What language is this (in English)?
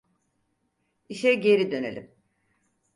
Turkish